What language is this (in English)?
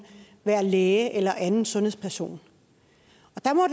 Danish